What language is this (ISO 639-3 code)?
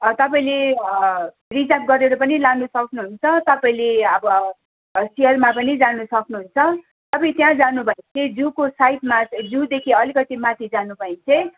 nep